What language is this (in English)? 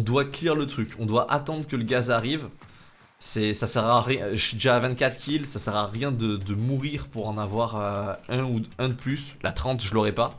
French